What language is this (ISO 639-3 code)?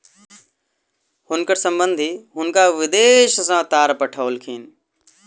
mai